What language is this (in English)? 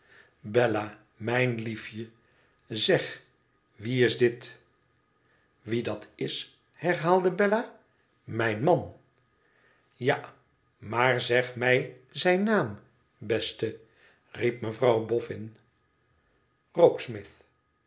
Dutch